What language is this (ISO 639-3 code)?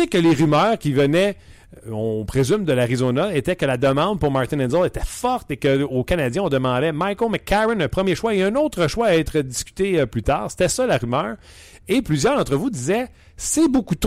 fra